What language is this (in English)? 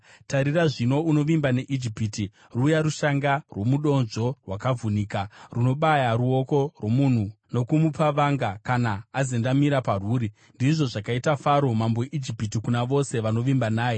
Shona